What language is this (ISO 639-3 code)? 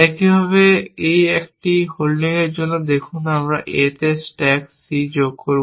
ben